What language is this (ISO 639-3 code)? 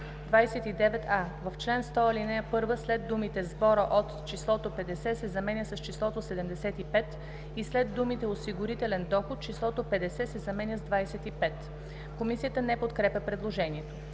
bul